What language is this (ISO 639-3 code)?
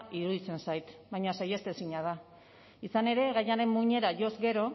eus